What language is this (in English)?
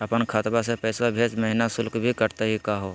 Magahi